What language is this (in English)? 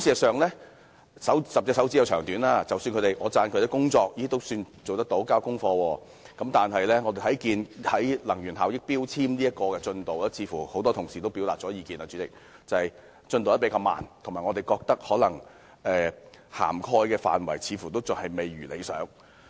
Cantonese